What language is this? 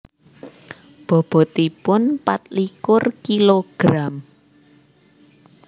Javanese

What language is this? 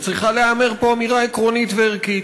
Hebrew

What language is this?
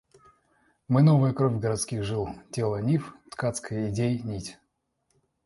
Russian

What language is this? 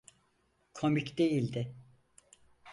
Turkish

